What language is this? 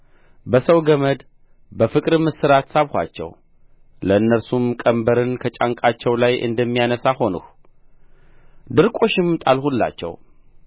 Amharic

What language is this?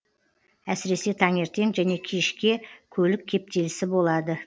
Kazakh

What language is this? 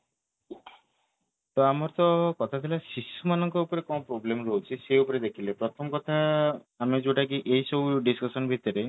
Odia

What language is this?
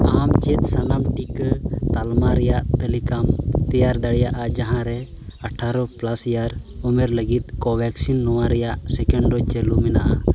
Santali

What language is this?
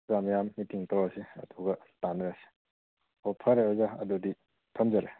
Manipuri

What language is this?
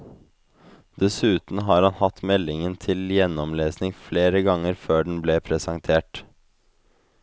Norwegian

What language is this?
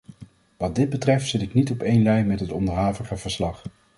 Dutch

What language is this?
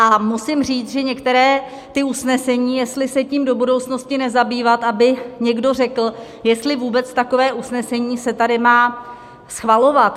Czech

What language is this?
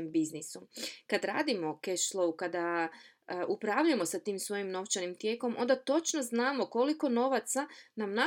Croatian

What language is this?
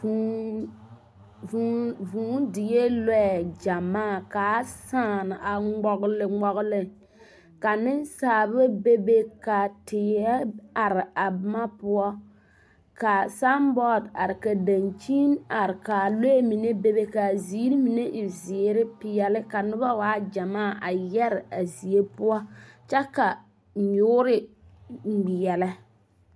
Southern Dagaare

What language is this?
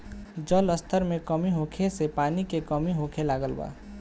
Bhojpuri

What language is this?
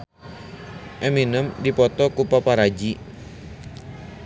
Sundanese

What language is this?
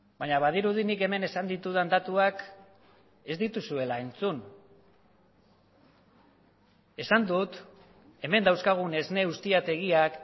Basque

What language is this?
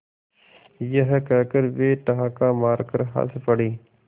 Hindi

